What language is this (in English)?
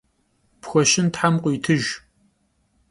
Kabardian